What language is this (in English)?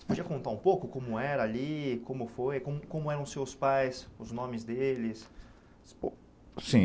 Portuguese